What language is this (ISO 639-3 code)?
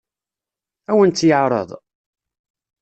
kab